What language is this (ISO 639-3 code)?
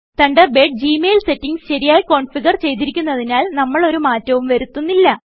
mal